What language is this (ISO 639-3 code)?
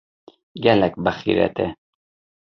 kur